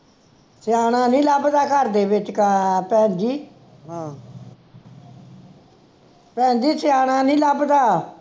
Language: Punjabi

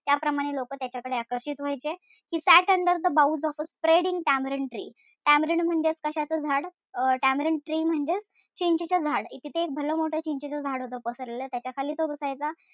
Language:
Marathi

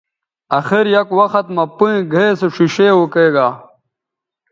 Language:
Bateri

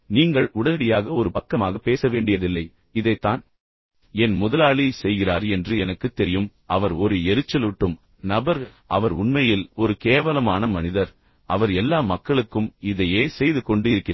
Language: Tamil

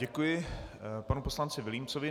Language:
Czech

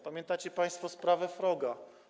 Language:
Polish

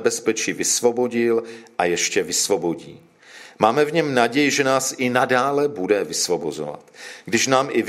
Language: Czech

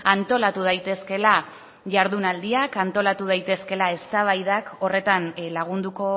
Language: Basque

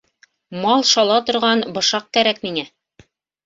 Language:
Bashkir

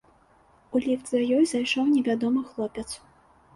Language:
Belarusian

